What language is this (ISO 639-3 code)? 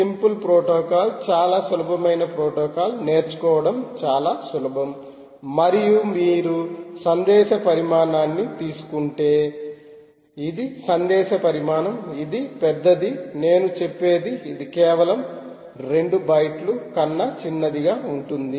tel